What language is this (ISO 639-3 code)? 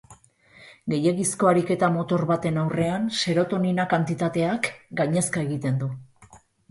eus